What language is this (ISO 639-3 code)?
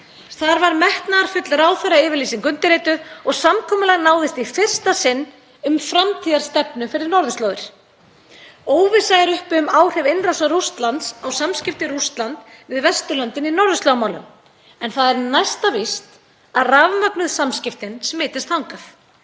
isl